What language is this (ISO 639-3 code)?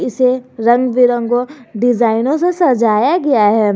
hin